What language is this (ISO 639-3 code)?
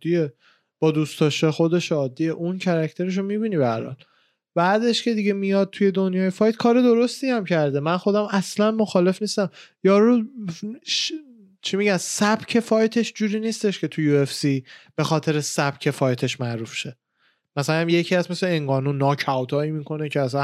fas